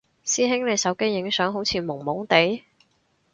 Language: Cantonese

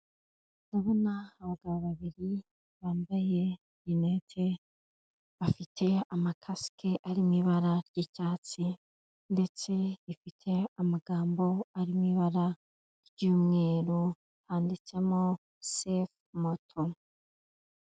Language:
Kinyarwanda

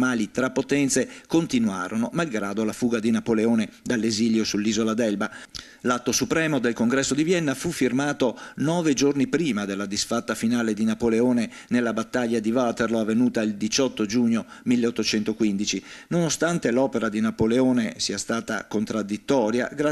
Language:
Italian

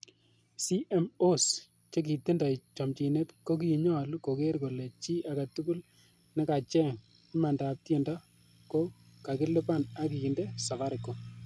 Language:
Kalenjin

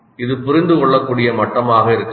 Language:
Tamil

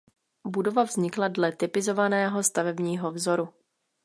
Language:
Czech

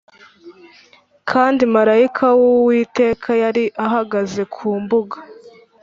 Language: Kinyarwanda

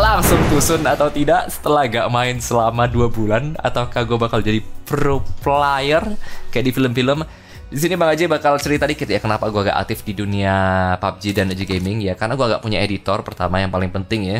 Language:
Indonesian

